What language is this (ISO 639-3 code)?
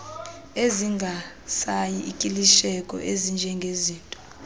xho